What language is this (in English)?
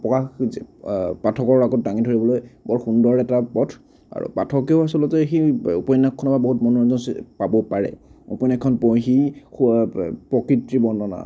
Assamese